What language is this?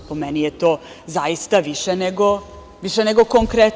Serbian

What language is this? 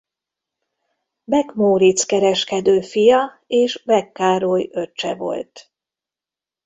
Hungarian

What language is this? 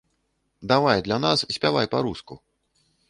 Belarusian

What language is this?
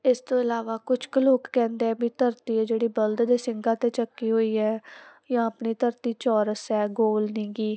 Punjabi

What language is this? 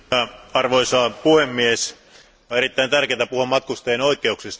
Finnish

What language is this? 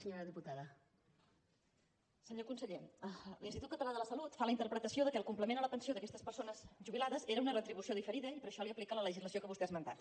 Catalan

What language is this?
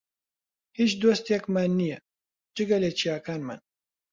Central Kurdish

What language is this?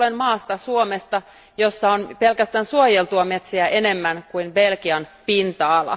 Finnish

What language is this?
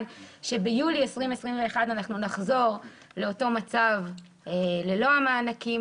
Hebrew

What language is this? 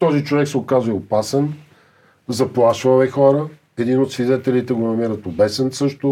Bulgarian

